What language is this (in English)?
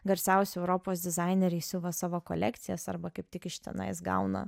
Lithuanian